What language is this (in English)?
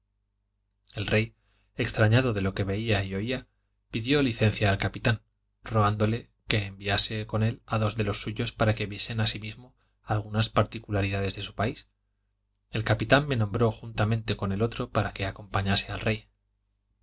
Spanish